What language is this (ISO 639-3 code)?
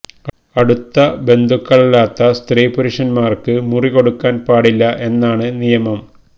mal